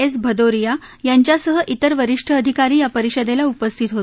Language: Marathi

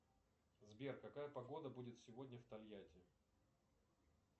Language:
Russian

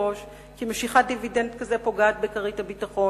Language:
Hebrew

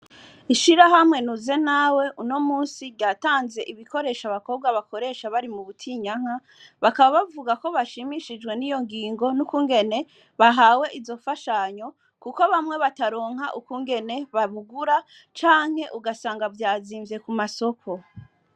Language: Rundi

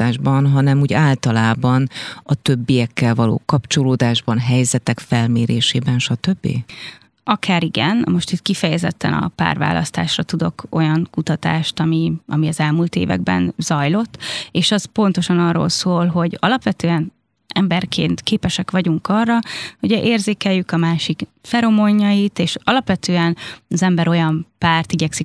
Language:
Hungarian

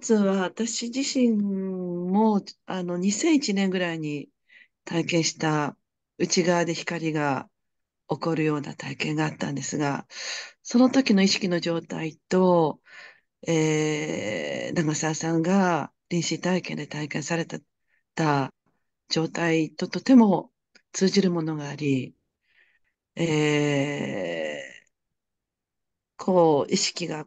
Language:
Japanese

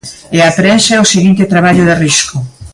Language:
Galician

